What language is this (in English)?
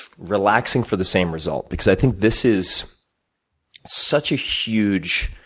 English